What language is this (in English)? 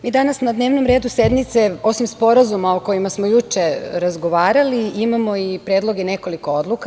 Serbian